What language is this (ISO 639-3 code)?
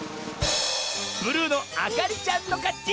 jpn